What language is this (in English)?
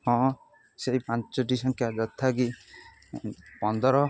Odia